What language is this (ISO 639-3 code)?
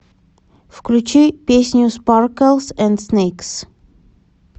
rus